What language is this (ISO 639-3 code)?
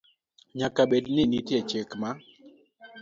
luo